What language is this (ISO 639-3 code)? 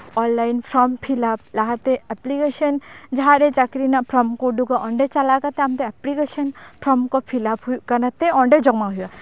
sat